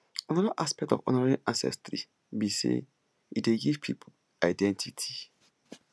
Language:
Nigerian Pidgin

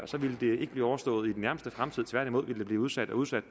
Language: Danish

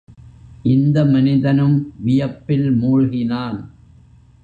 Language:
Tamil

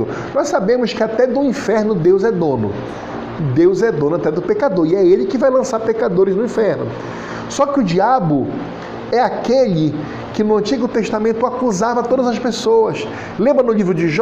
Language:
Portuguese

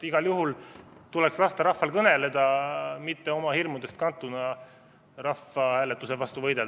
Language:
Estonian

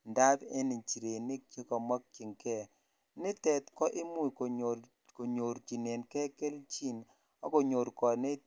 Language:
Kalenjin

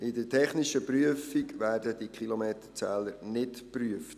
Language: Swiss German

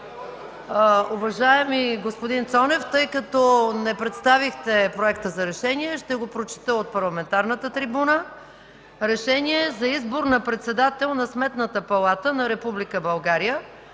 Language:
Bulgarian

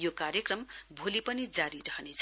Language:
Nepali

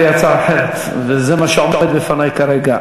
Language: Hebrew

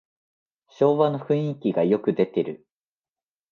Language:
Japanese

